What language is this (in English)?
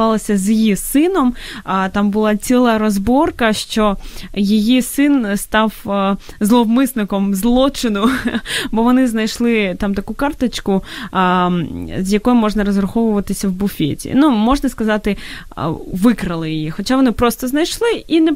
Ukrainian